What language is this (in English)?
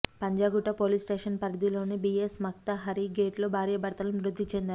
Telugu